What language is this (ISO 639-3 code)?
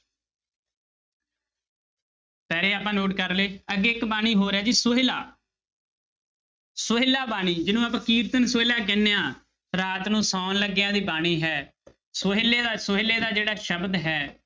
pan